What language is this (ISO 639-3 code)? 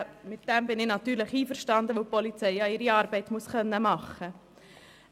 gsw